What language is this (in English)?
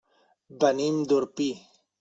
Catalan